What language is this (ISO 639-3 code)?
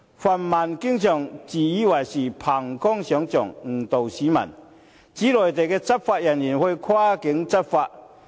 yue